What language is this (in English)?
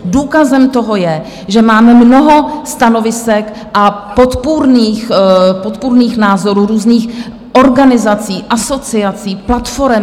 Czech